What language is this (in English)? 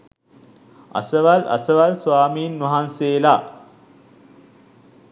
Sinhala